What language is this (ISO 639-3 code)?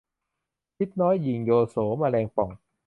tha